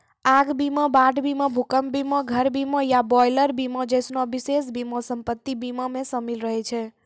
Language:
Maithili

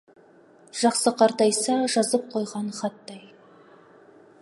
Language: Kazakh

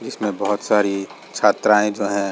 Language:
Hindi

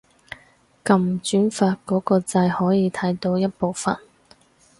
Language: Cantonese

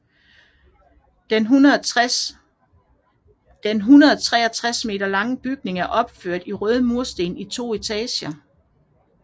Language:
Danish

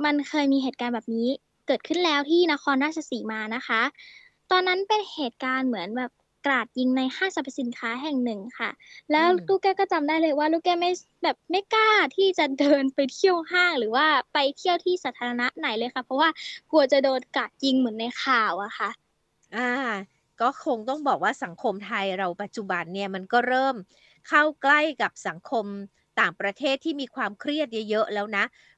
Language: Thai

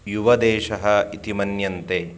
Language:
Sanskrit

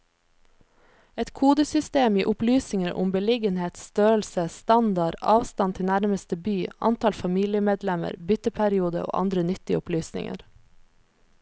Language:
Norwegian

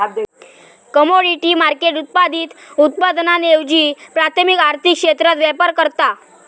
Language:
Marathi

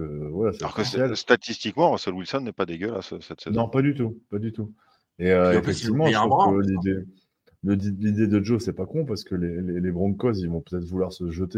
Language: French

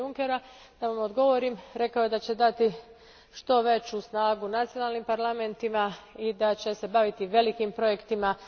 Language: Croatian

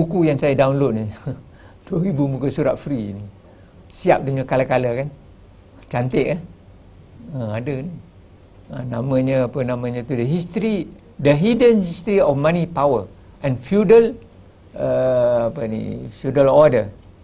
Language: Malay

